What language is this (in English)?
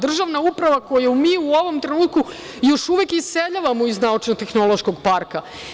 Serbian